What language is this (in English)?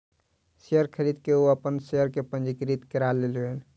Maithili